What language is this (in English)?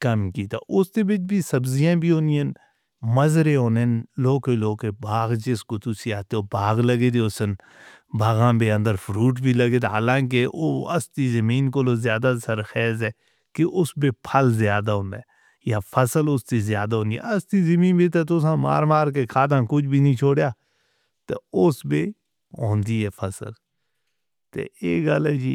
Northern Hindko